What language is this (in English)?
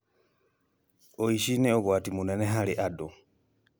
Kikuyu